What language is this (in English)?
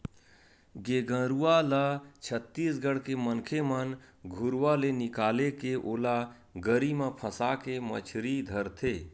Chhattisgarhi